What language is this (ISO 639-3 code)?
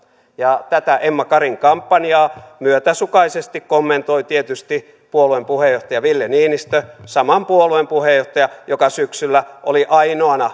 fin